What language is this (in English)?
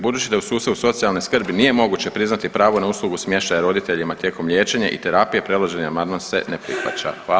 Croatian